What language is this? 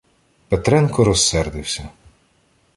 Ukrainian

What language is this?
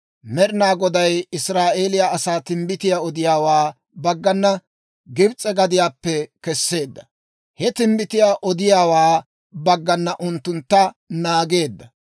Dawro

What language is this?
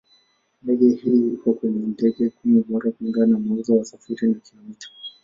Swahili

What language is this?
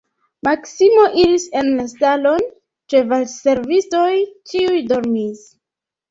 Esperanto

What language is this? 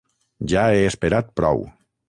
Catalan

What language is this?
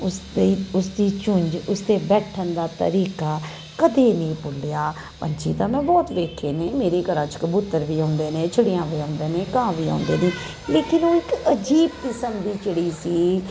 Punjabi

